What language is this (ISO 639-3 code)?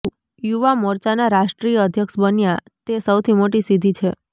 guj